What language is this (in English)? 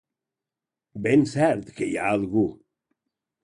Catalan